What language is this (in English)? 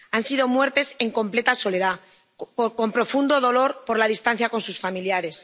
Spanish